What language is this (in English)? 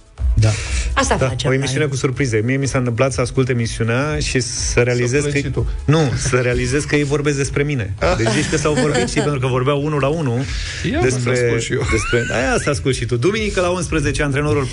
Romanian